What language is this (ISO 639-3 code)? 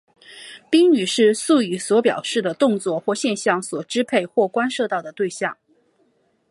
zho